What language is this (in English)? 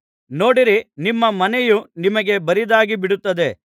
Kannada